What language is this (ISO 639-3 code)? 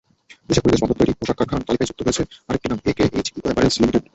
ben